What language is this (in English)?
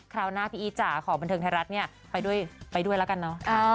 Thai